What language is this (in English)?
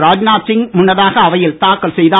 Tamil